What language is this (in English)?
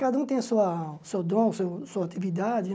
Portuguese